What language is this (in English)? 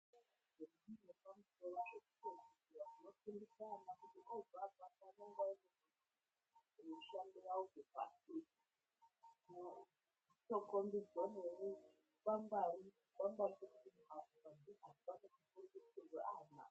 Ndau